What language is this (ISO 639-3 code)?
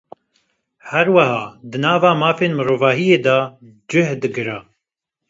kur